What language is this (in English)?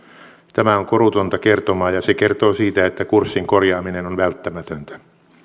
Finnish